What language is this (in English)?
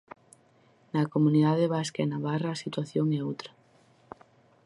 Galician